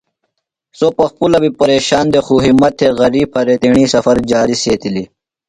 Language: Phalura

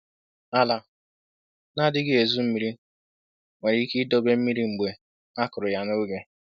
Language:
Igbo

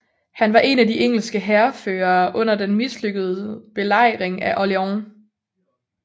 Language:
Danish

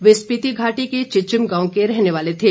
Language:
Hindi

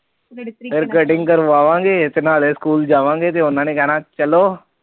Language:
Punjabi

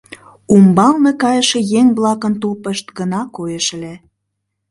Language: Mari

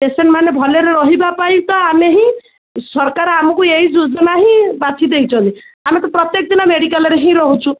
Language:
Odia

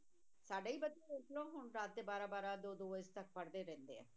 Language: Punjabi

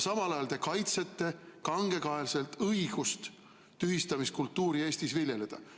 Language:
Estonian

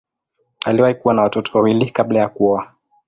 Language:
Swahili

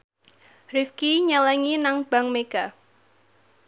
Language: Javanese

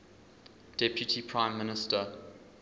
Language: English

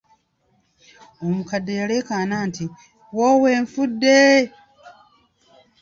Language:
Ganda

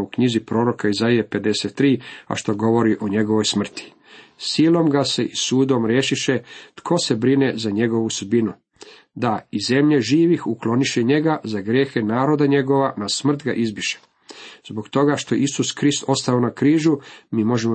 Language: Croatian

